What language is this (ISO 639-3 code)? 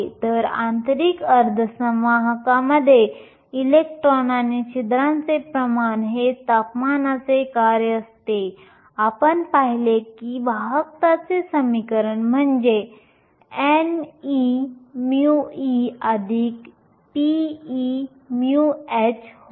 mar